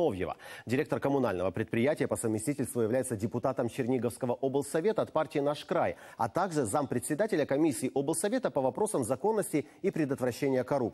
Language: Russian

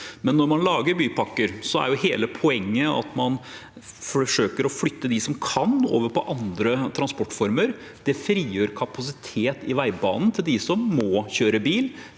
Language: Norwegian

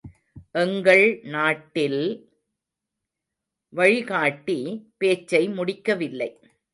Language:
Tamil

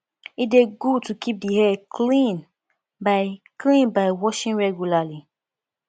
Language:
Nigerian Pidgin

